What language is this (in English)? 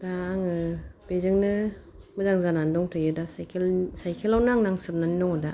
Bodo